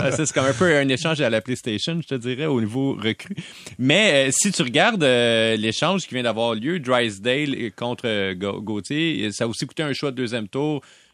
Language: French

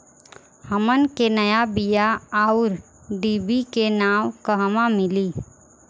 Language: Bhojpuri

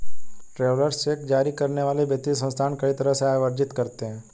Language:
Hindi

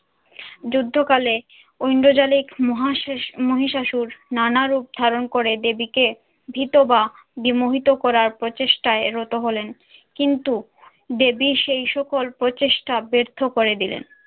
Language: Bangla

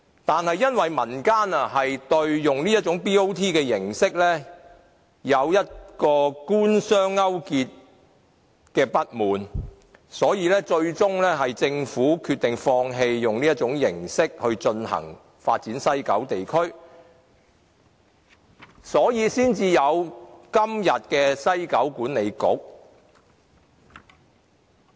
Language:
Cantonese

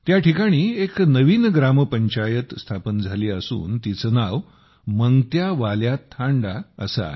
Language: Marathi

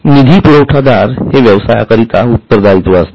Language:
Marathi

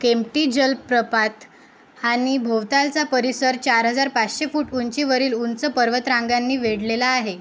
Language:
Marathi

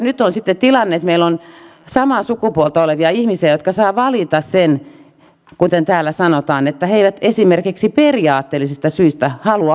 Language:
Finnish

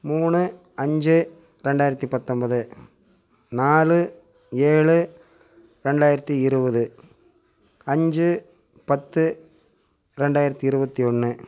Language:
Tamil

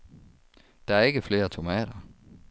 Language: Danish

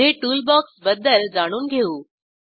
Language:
Marathi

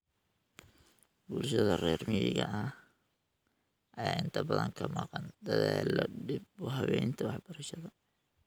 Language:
Somali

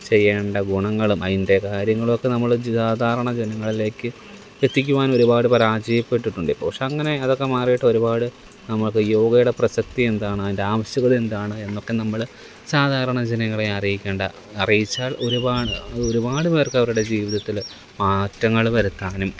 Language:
Malayalam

